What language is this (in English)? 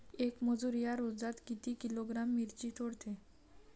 Marathi